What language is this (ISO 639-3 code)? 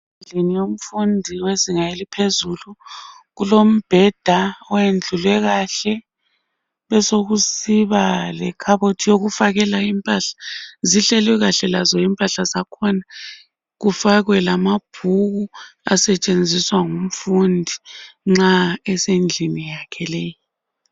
nde